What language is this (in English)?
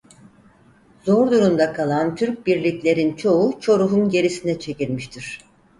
Turkish